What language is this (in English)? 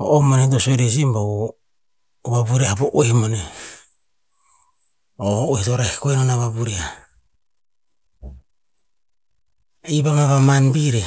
Tinputz